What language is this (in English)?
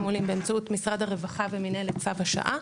Hebrew